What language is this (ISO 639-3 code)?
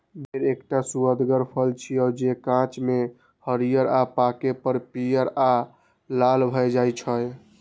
mai